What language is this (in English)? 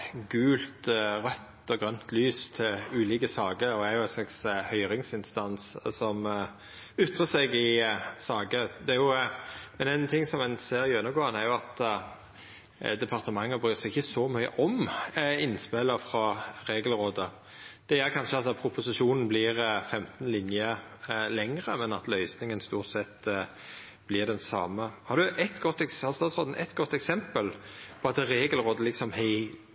Norwegian Nynorsk